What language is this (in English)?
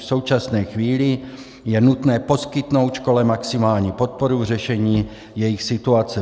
Czech